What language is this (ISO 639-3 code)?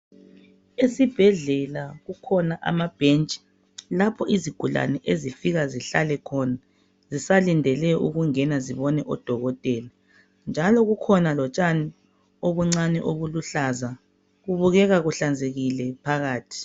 nde